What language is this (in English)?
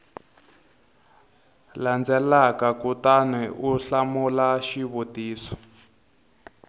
Tsonga